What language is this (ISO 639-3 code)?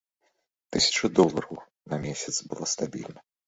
bel